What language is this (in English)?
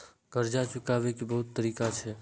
Maithili